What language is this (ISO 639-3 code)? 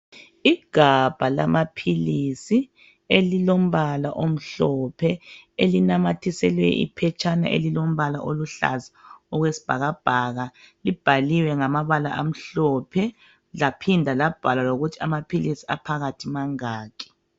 nde